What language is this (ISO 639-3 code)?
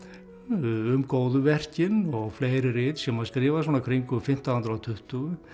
isl